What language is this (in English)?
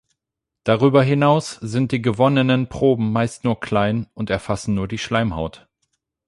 German